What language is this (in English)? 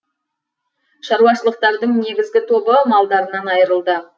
Kazakh